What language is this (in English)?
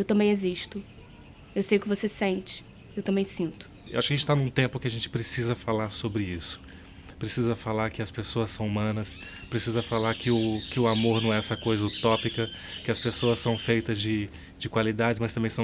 Portuguese